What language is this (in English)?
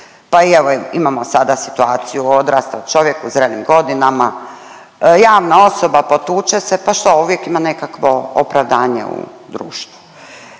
Croatian